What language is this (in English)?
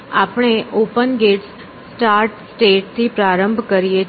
Gujarati